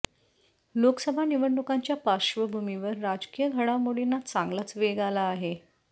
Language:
Marathi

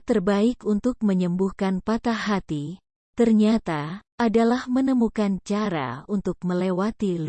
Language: Indonesian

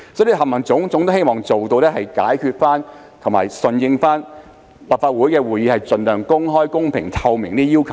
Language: Cantonese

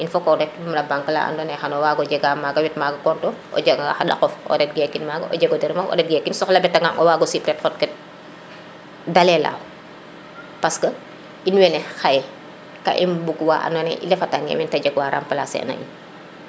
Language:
Serer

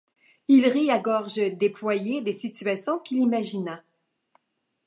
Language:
French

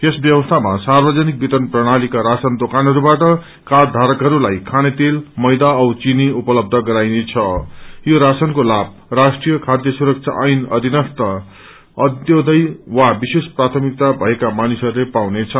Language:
Nepali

